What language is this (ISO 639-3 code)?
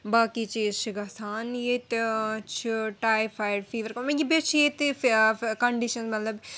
kas